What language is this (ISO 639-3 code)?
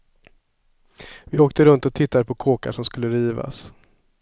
swe